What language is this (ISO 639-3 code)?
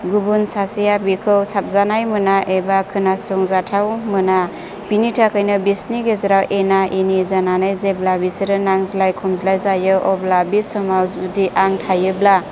brx